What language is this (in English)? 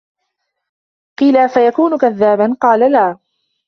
Arabic